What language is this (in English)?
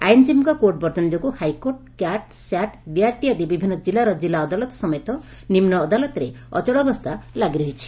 Odia